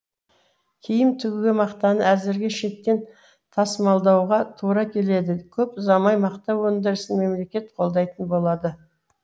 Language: Kazakh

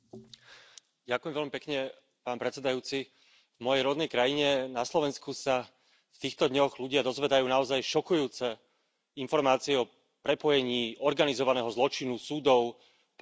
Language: Slovak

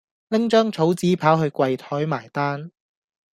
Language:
Cantonese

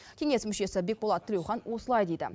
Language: Kazakh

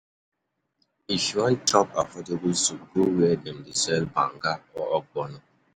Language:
Nigerian Pidgin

